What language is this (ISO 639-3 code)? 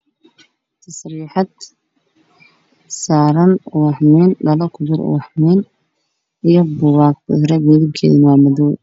som